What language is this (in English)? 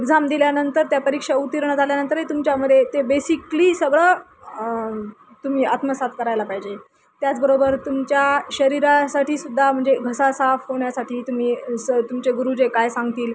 Marathi